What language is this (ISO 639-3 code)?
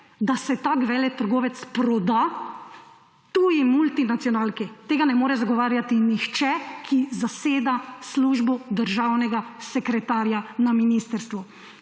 slv